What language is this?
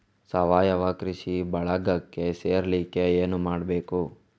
Kannada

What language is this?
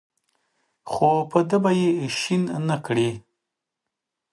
Pashto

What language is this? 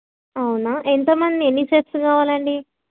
Telugu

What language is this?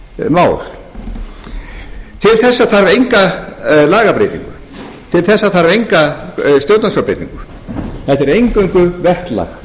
Icelandic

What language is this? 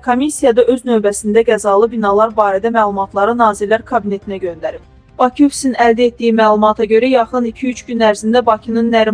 Turkish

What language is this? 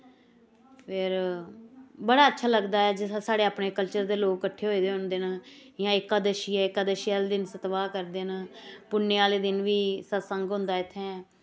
Dogri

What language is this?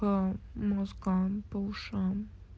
Russian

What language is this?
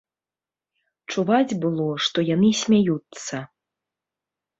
Belarusian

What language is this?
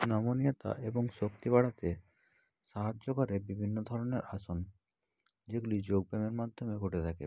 Bangla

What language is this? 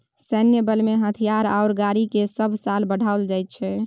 Maithili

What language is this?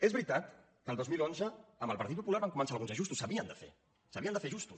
Catalan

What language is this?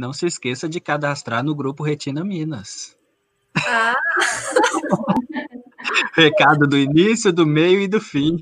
Portuguese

